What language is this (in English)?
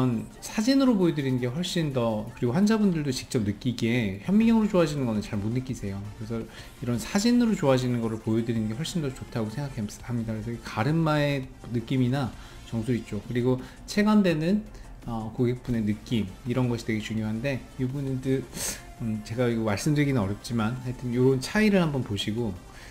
Korean